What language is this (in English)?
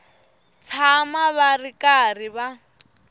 Tsonga